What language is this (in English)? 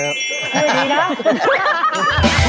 Thai